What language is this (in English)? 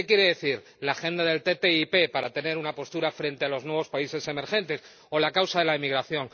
Spanish